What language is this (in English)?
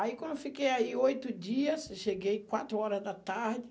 Portuguese